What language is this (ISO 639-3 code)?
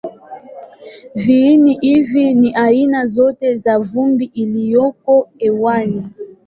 swa